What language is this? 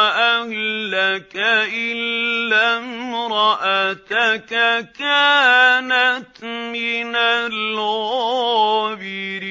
Arabic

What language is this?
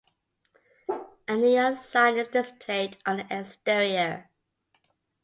English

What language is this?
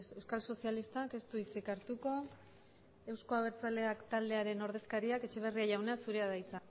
Basque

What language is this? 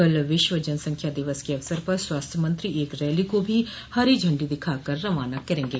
Hindi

